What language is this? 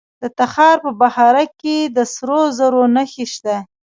Pashto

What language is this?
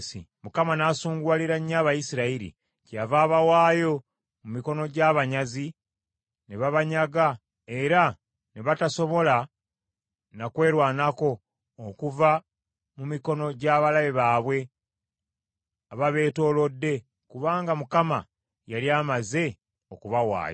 Ganda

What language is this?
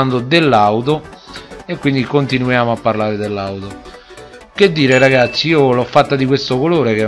Italian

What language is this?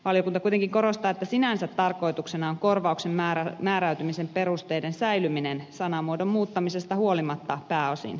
Finnish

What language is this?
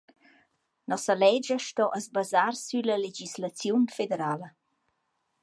Romansh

